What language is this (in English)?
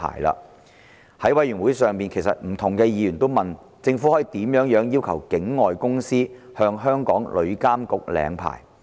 Cantonese